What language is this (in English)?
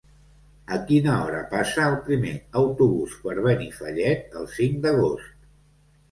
Catalan